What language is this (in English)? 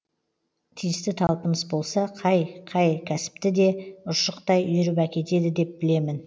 Kazakh